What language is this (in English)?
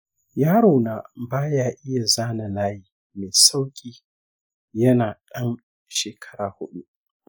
Hausa